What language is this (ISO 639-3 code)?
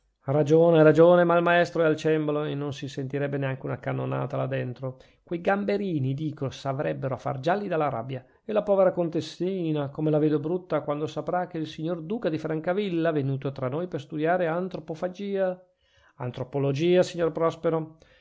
ita